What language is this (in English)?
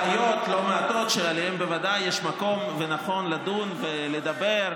Hebrew